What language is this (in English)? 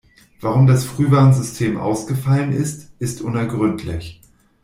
German